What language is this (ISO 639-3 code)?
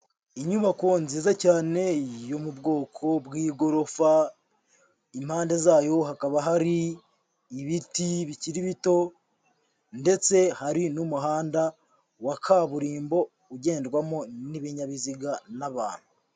kin